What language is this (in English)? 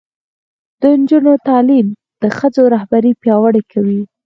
Pashto